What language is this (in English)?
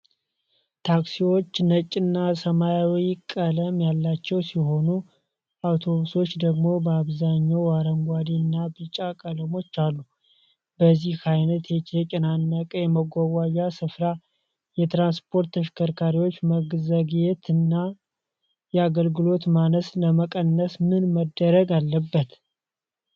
Amharic